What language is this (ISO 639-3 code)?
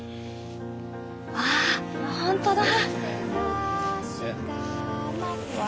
jpn